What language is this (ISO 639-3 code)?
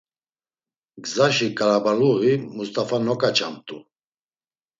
lzz